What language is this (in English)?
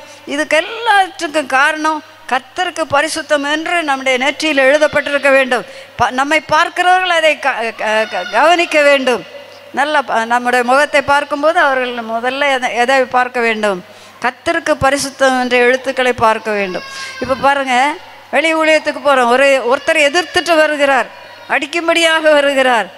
Romanian